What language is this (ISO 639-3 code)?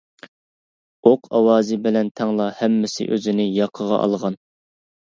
uig